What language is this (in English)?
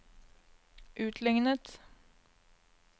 Norwegian